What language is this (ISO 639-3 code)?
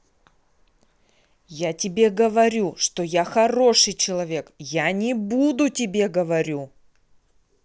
rus